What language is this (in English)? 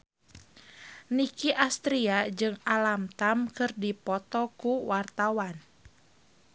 Sundanese